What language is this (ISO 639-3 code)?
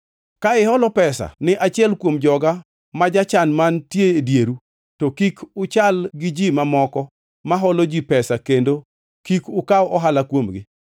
luo